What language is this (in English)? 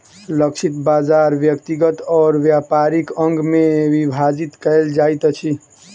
Maithili